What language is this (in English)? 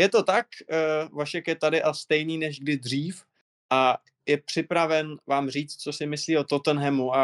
Czech